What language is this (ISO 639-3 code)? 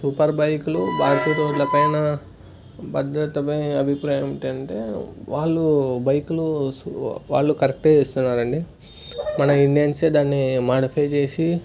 tel